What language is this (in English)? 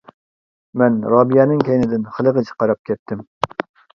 Uyghur